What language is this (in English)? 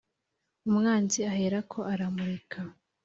Kinyarwanda